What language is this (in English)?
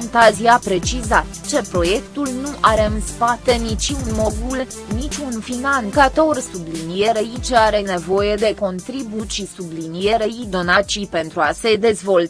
Romanian